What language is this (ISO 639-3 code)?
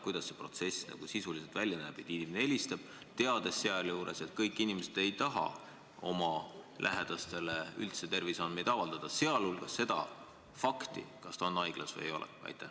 est